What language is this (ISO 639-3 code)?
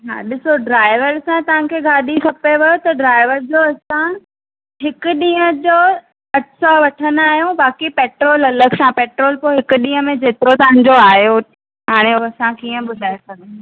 snd